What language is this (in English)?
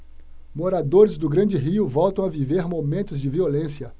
Portuguese